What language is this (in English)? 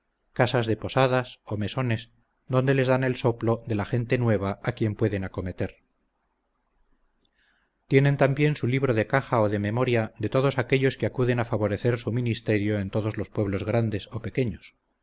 Spanish